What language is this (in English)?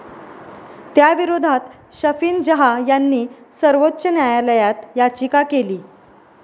Marathi